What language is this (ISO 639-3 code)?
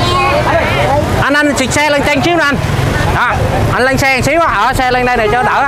vie